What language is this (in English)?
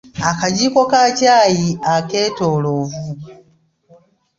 Ganda